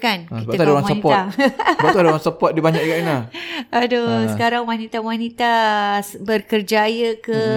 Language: Malay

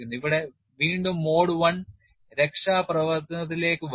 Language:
Malayalam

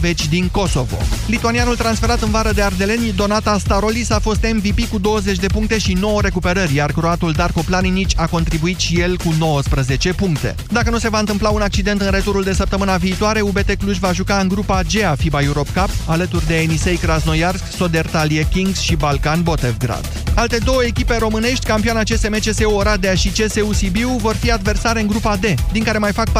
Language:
Romanian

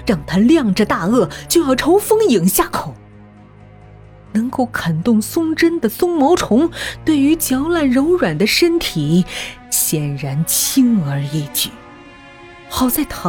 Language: Chinese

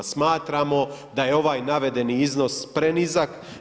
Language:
Croatian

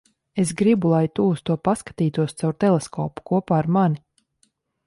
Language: Latvian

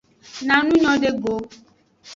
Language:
Aja (Benin)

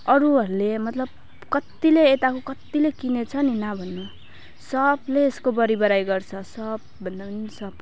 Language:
Nepali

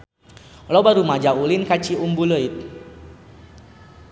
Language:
Sundanese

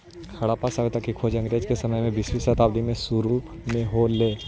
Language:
Magahi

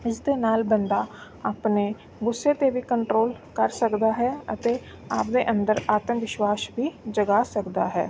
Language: Punjabi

